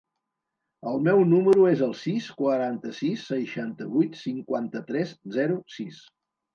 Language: Catalan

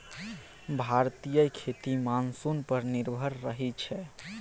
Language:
Maithili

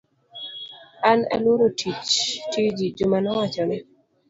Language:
Luo (Kenya and Tanzania)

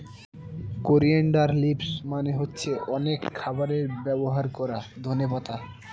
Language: Bangla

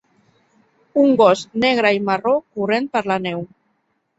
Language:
Catalan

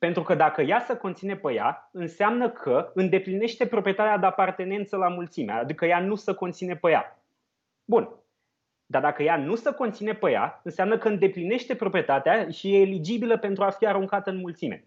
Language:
Romanian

